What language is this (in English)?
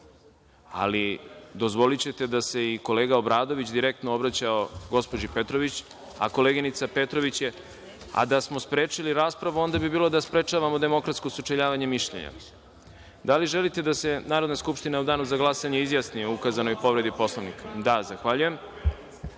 Serbian